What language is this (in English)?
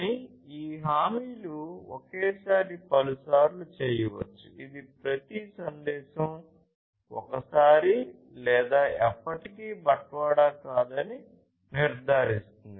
Telugu